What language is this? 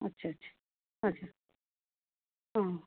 Nepali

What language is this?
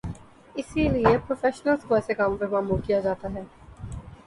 Urdu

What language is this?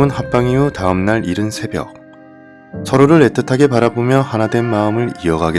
Korean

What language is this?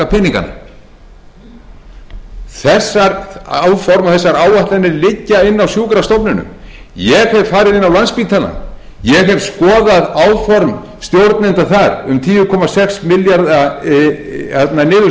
Icelandic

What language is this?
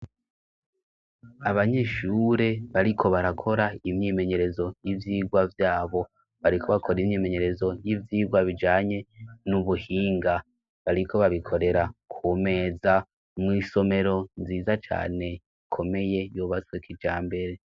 Rundi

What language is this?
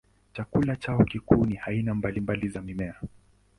Swahili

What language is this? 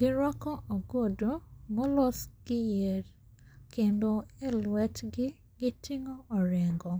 Luo (Kenya and Tanzania)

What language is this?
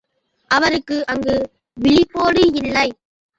Tamil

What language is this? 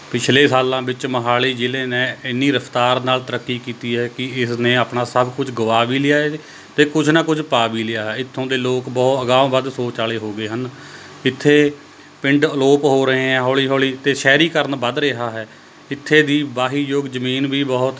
Punjabi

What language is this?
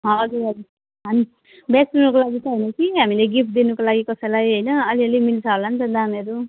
Nepali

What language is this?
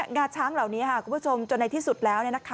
Thai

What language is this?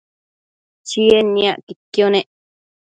Matsés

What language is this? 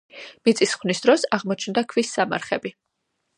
Georgian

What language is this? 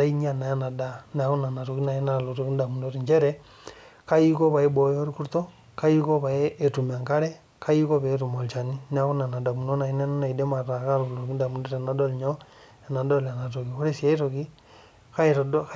Masai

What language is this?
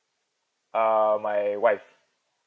English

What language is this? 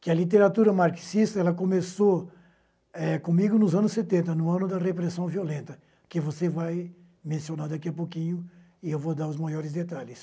Portuguese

